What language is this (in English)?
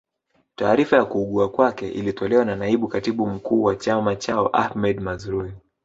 Swahili